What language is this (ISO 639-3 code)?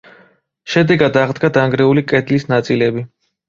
kat